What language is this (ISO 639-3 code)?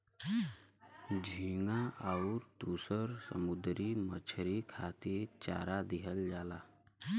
bho